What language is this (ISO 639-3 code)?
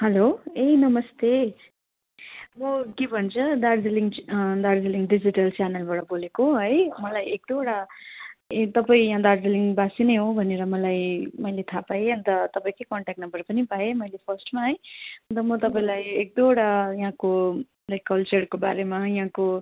nep